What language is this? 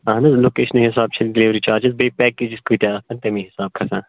Kashmiri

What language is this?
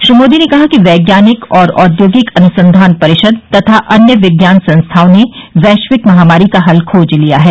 Hindi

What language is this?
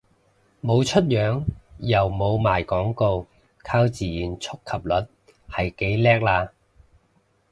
Cantonese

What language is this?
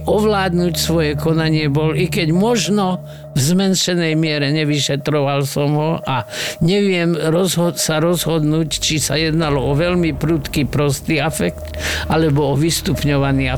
Slovak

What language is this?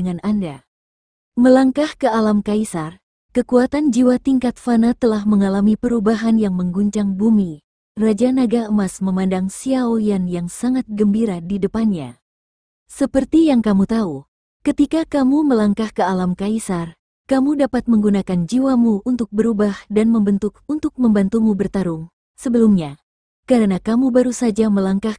Indonesian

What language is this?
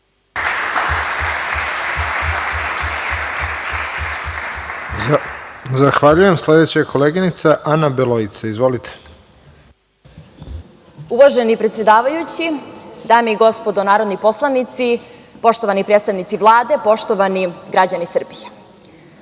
Serbian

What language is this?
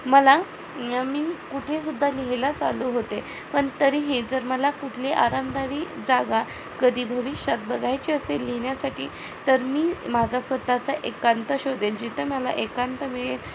Marathi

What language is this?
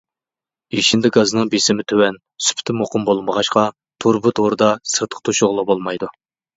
Uyghur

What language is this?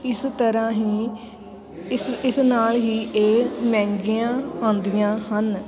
Punjabi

